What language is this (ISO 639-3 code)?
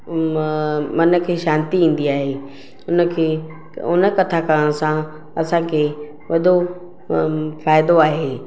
snd